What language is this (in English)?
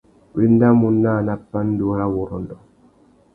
Tuki